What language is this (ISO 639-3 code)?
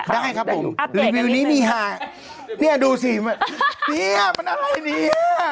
tha